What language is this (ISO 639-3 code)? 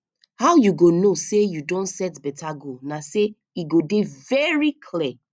pcm